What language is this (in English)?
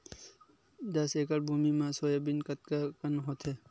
Chhattisgarhi